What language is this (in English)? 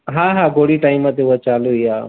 Sindhi